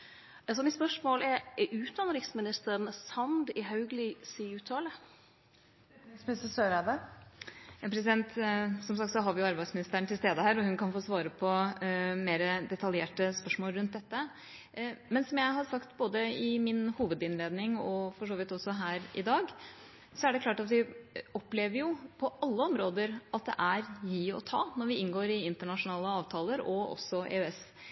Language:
Norwegian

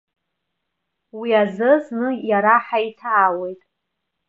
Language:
Abkhazian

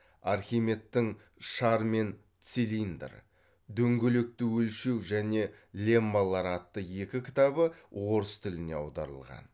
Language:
Kazakh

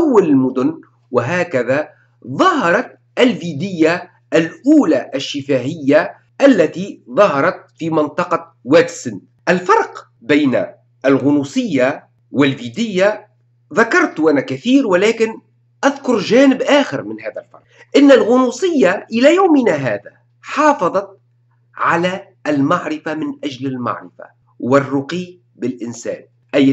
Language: Arabic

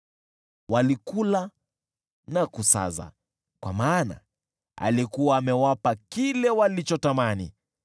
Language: Swahili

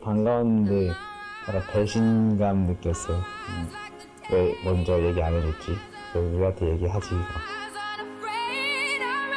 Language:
Korean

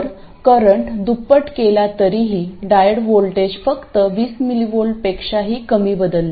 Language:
Marathi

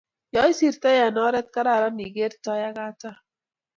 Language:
Kalenjin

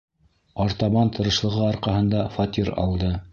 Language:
Bashkir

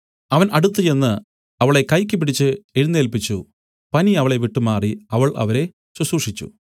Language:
Malayalam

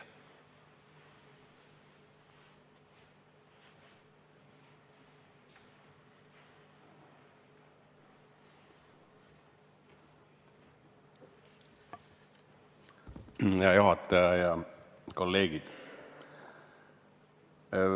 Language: Estonian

